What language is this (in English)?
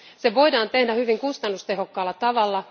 Finnish